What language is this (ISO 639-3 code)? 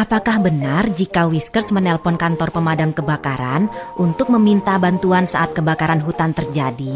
ind